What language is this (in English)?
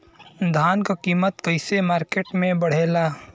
Bhojpuri